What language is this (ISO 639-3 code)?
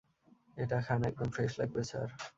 ben